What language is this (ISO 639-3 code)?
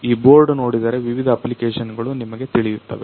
kan